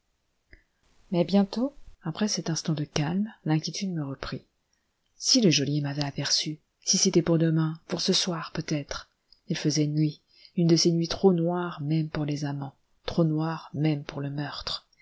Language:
French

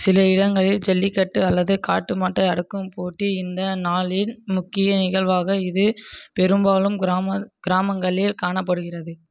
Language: Tamil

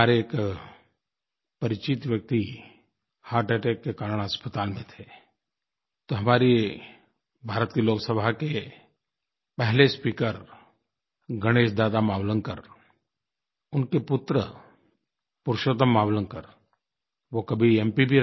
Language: Hindi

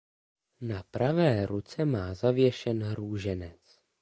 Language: Czech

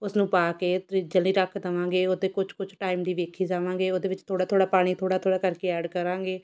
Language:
Punjabi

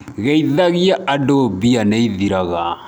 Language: Kikuyu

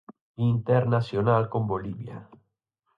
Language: Galician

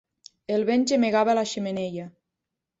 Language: Catalan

